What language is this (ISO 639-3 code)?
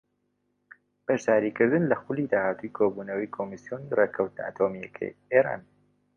ckb